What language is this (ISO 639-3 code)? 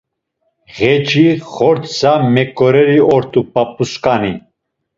lzz